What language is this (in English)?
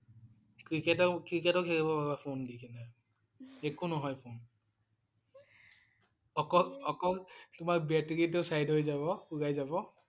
Assamese